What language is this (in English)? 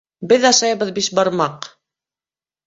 Bashkir